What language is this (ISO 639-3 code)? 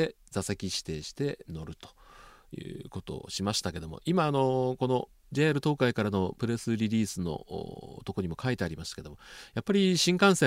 jpn